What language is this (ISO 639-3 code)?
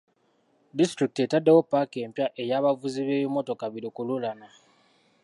lug